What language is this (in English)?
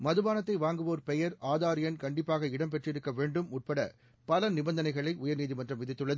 Tamil